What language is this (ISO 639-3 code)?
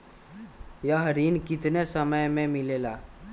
mag